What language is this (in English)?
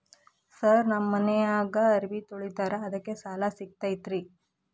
Kannada